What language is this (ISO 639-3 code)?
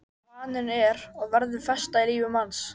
isl